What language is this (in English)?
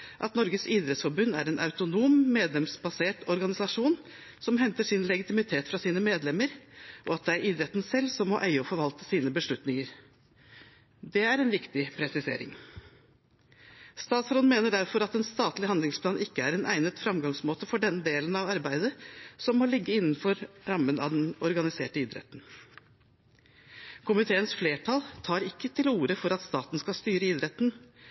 Norwegian Bokmål